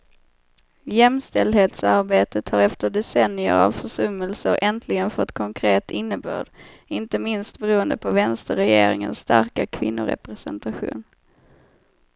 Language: Swedish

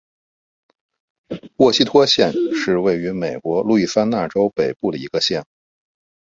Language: Chinese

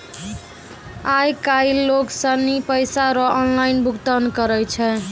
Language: Maithili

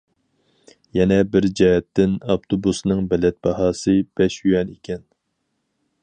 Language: Uyghur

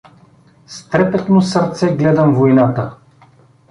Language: Bulgarian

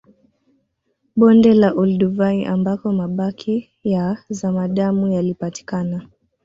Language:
Swahili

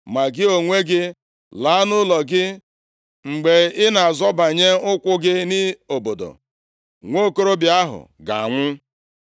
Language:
Igbo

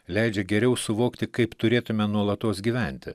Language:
Lithuanian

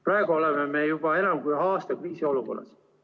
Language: Estonian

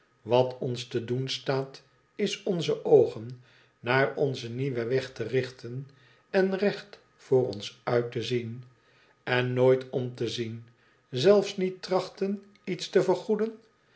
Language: Dutch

